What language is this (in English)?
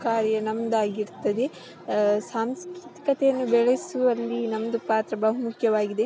Kannada